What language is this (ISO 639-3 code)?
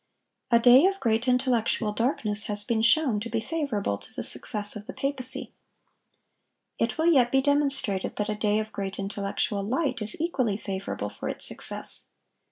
eng